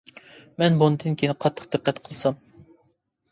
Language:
Uyghur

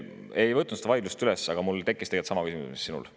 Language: Estonian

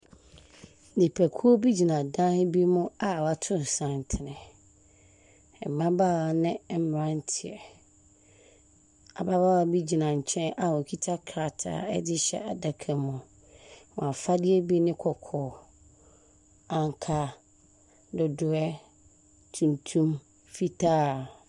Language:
Akan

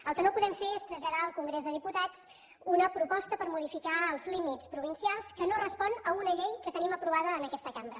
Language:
Catalan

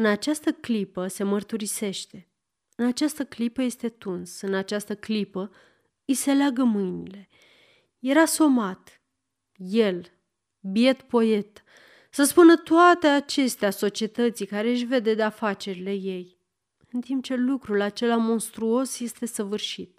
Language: Romanian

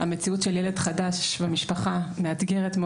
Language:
Hebrew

